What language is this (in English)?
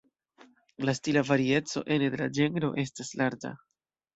Esperanto